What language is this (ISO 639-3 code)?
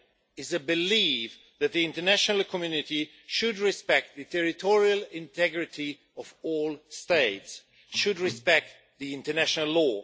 eng